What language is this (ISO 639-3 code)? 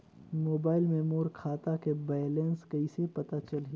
hne